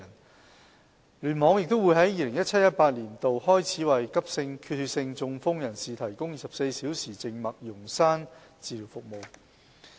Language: Cantonese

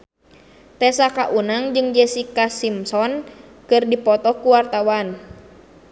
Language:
Sundanese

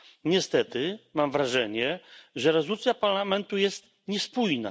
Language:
Polish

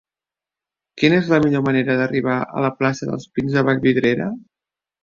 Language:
Catalan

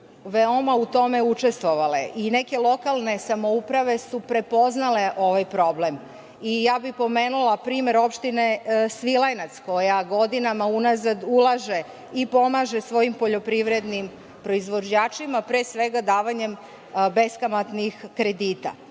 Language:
Serbian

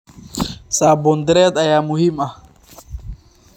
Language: Somali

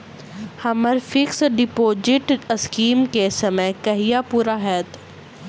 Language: Maithili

